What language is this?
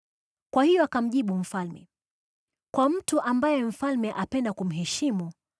Swahili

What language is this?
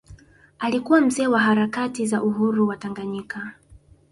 Swahili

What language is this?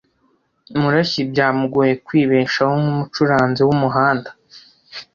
Kinyarwanda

